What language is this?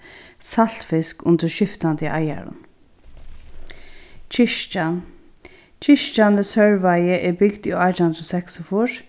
Faroese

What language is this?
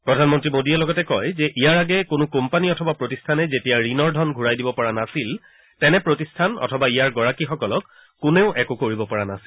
Assamese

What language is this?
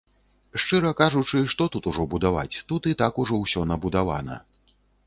Belarusian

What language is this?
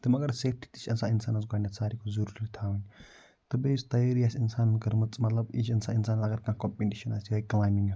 Kashmiri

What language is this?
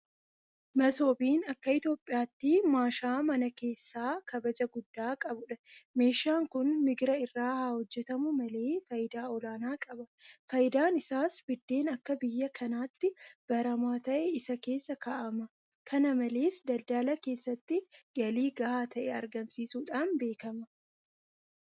Oromo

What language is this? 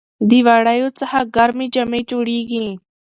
Pashto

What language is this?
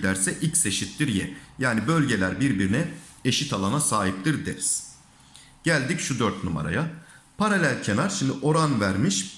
Turkish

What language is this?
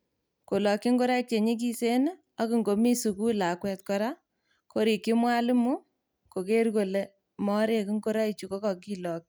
Kalenjin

